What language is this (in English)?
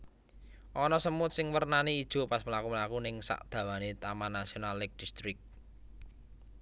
Javanese